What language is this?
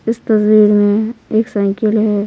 Hindi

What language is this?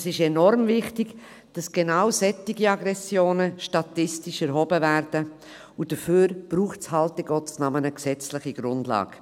Swiss German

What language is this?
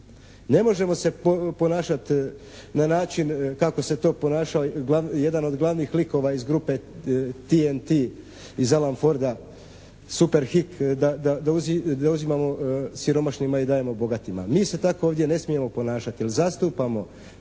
Croatian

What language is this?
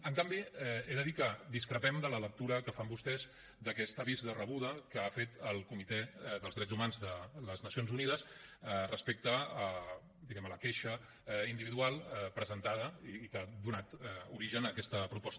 Catalan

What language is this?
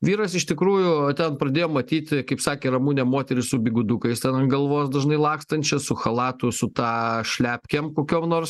Lithuanian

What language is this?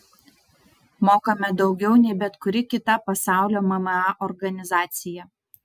Lithuanian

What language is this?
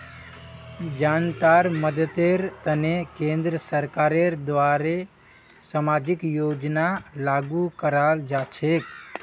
Magahi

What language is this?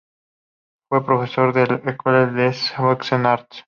Spanish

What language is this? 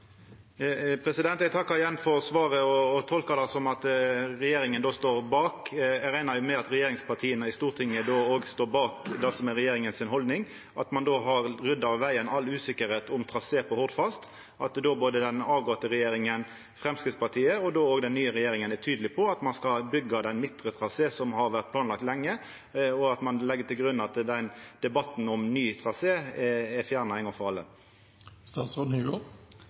Norwegian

